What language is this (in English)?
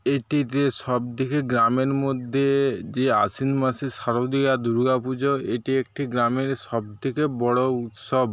Bangla